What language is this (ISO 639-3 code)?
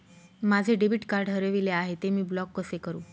mar